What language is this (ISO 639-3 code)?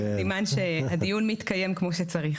heb